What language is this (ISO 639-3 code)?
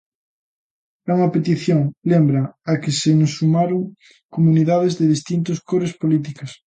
glg